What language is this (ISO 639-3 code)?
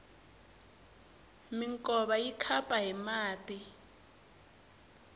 tso